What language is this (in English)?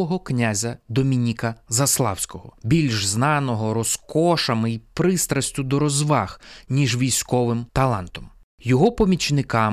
Ukrainian